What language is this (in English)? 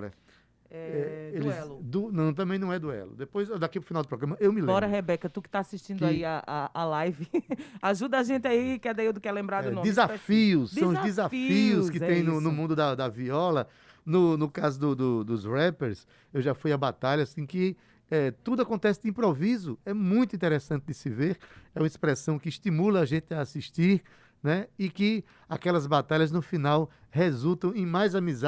Portuguese